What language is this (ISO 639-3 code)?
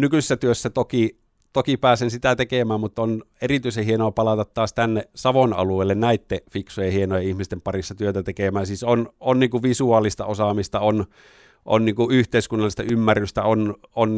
fin